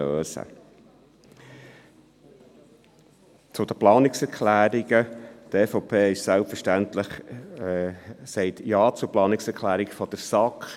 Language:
Swiss German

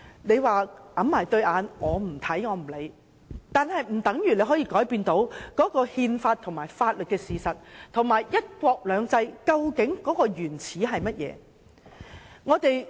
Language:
Cantonese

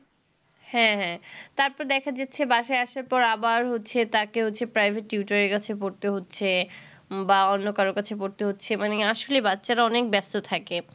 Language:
Bangla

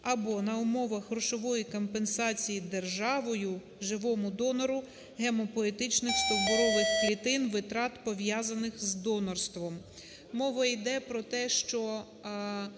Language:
Ukrainian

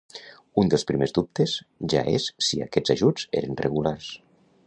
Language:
Catalan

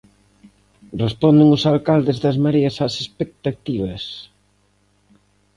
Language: Galician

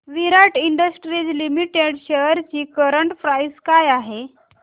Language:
Marathi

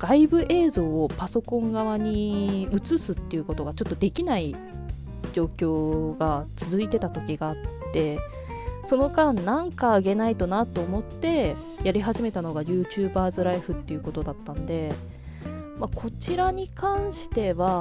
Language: Japanese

